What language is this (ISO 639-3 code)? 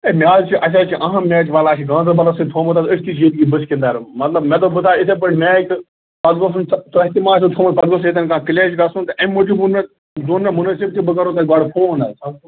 kas